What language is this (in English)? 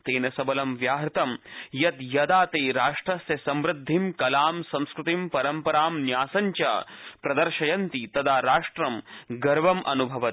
Sanskrit